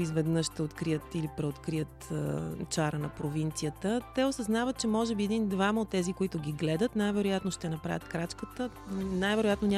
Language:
Bulgarian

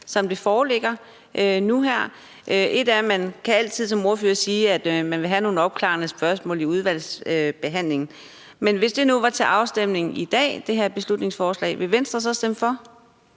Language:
Danish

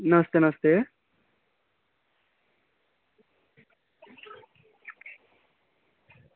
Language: Dogri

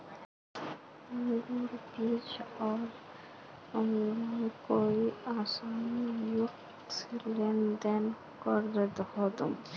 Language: Magahi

